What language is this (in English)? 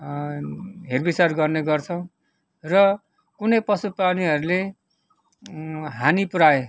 Nepali